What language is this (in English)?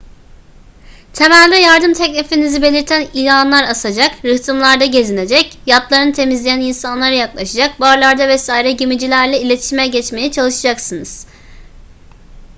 Turkish